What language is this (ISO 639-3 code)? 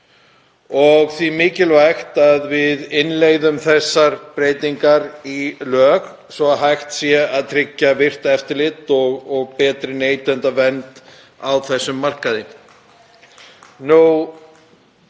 isl